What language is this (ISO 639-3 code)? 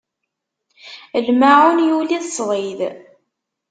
kab